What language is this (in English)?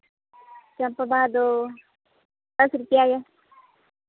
Santali